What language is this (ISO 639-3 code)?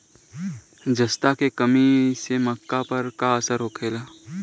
bho